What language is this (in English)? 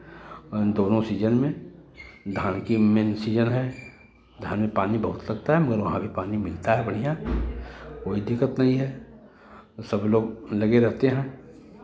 Hindi